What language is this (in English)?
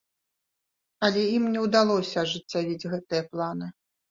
Belarusian